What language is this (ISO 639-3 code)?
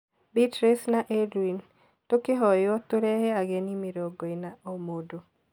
kik